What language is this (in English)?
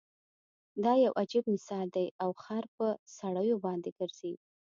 Pashto